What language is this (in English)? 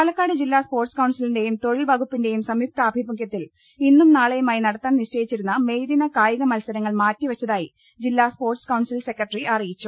Malayalam